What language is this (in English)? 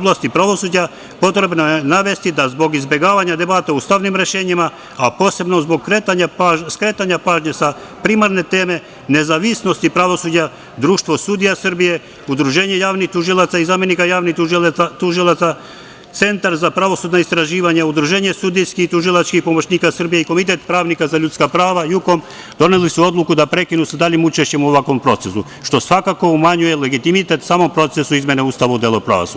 Serbian